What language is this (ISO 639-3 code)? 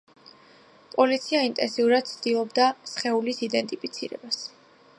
kat